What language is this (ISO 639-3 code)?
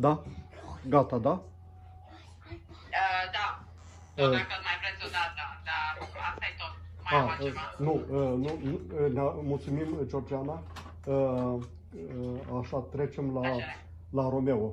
ron